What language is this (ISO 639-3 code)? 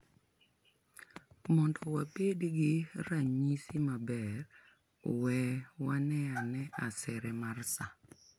luo